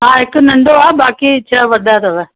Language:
Sindhi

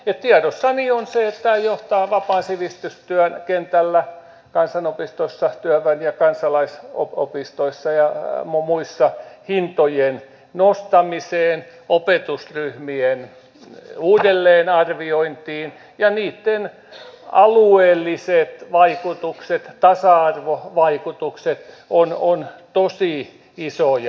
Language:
Finnish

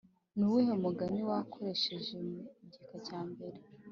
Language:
Kinyarwanda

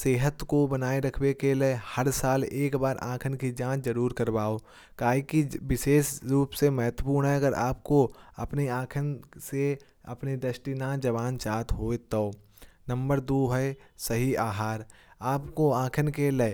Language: Kanauji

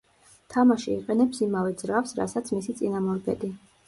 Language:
Georgian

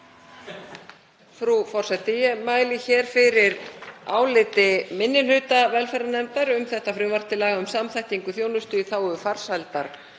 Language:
Icelandic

